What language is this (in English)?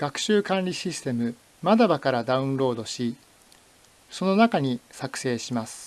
Japanese